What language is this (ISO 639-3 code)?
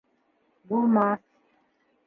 bak